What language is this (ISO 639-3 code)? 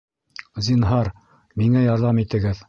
bak